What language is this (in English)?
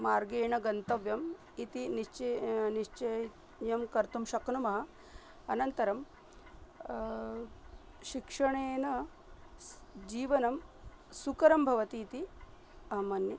Sanskrit